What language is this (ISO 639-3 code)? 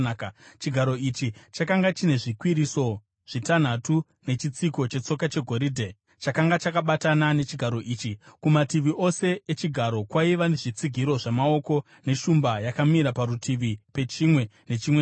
sna